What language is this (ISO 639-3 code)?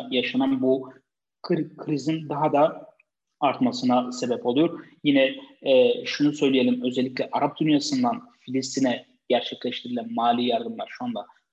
tur